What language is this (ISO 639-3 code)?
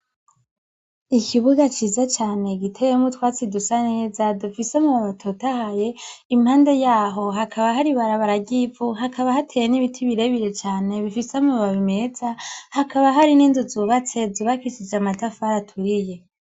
run